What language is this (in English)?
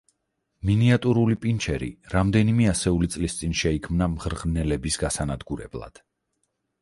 Georgian